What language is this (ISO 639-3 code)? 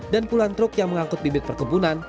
ind